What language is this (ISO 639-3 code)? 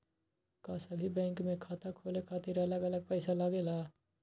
mag